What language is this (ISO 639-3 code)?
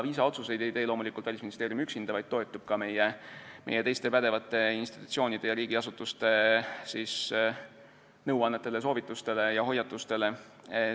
est